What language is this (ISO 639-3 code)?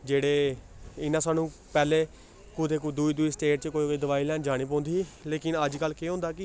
doi